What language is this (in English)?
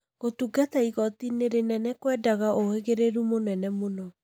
Kikuyu